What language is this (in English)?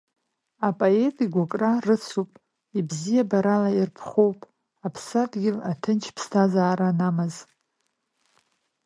Abkhazian